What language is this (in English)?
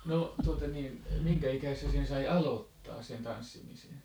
Finnish